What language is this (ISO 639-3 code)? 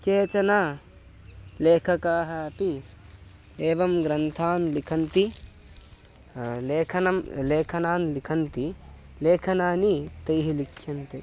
san